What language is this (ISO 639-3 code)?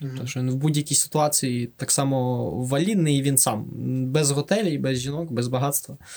ukr